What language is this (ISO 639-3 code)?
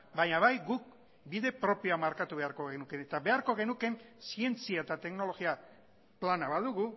eus